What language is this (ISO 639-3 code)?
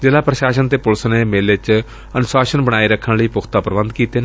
pan